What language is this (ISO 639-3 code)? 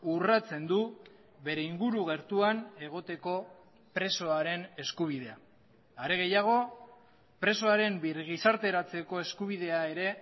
eus